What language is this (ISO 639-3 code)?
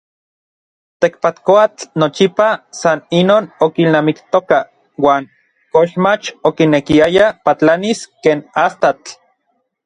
nlv